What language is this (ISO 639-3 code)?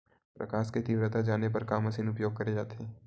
hne